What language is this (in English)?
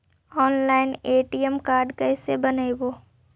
Magahi